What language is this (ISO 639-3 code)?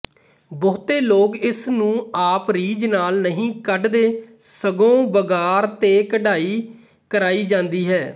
pan